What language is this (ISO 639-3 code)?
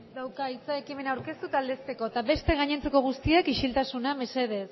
eus